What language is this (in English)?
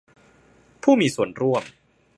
Thai